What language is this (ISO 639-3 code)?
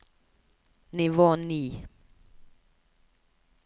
nor